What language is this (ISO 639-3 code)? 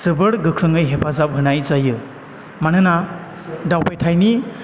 brx